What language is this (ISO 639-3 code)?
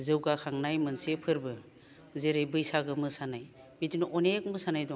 brx